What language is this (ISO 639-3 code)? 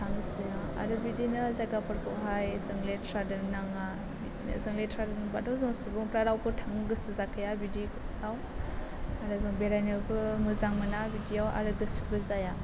brx